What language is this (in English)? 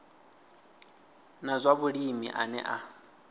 Venda